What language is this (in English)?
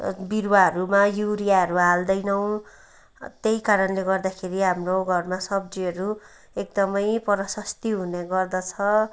Nepali